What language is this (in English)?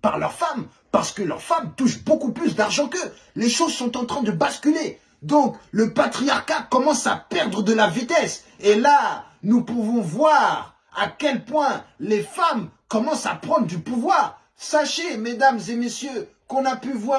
French